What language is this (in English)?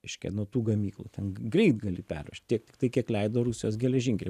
Lithuanian